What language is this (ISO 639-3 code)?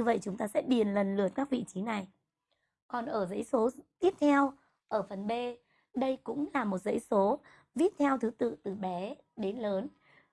vie